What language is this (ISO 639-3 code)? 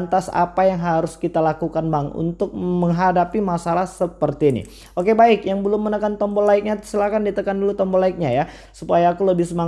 ind